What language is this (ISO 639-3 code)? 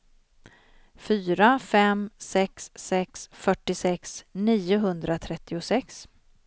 swe